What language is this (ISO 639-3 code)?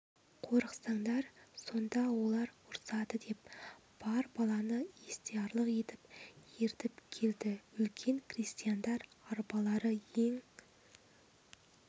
kaz